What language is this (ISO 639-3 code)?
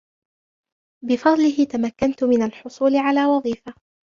ara